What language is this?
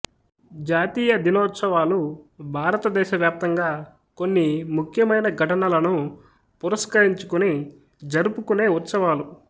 Telugu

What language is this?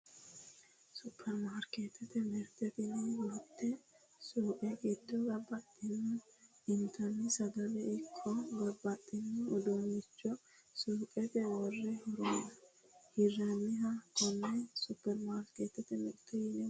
Sidamo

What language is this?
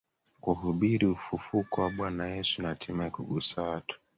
Swahili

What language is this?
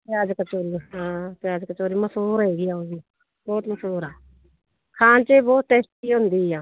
Punjabi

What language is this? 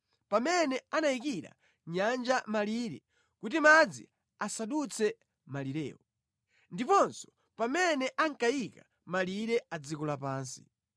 Nyanja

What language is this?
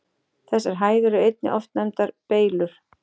Icelandic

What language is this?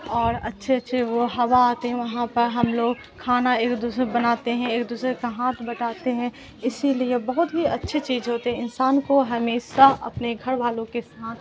Urdu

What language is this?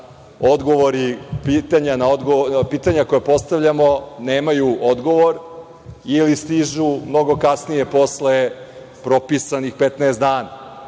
Serbian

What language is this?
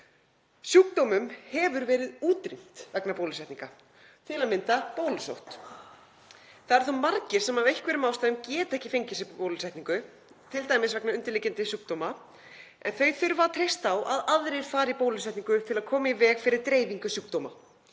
Icelandic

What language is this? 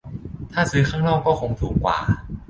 Thai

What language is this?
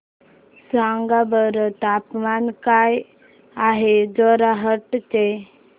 Marathi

